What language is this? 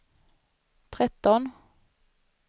Swedish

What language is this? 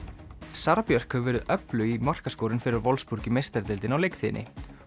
Icelandic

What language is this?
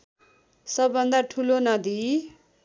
Nepali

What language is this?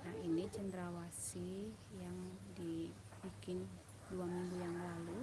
Indonesian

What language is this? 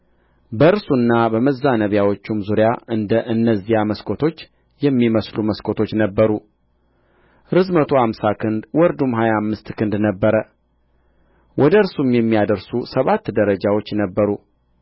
Amharic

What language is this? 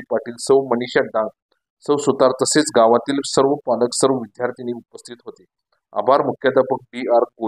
Marathi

